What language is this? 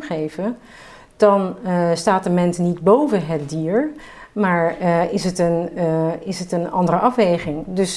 Dutch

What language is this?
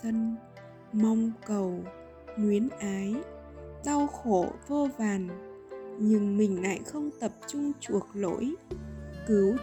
Vietnamese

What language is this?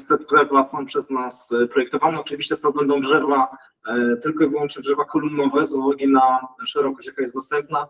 Polish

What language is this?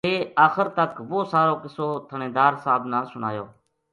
Gujari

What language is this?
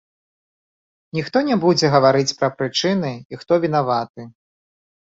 Belarusian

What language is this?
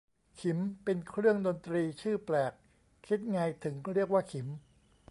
Thai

